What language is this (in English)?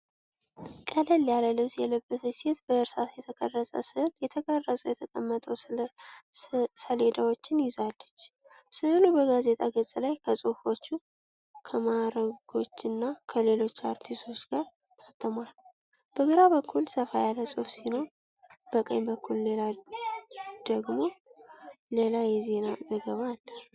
Amharic